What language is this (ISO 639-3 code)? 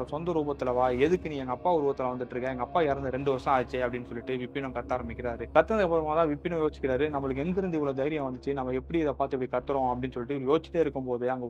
tam